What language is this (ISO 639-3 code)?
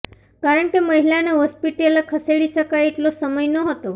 guj